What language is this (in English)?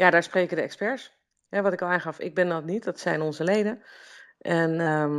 Dutch